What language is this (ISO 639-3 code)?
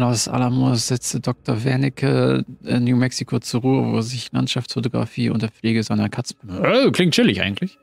deu